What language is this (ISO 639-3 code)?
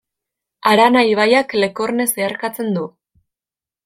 eus